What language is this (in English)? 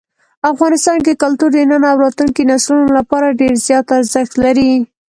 Pashto